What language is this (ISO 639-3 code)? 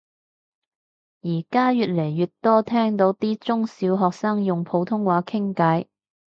yue